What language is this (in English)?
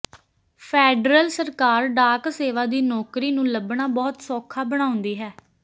Punjabi